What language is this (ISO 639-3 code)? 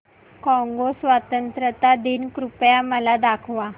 mar